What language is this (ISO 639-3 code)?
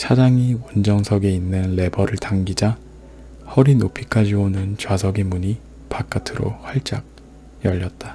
kor